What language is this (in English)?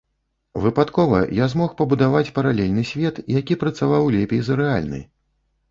Belarusian